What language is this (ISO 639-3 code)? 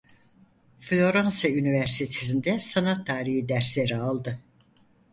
tur